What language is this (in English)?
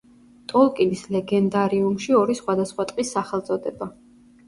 Georgian